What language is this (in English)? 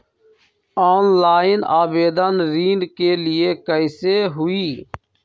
Magahi